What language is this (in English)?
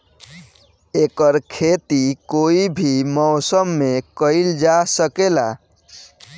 Bhojpuri